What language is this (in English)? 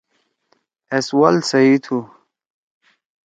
Torwali